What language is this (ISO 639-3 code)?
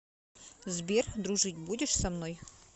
rus